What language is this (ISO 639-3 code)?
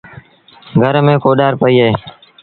sbn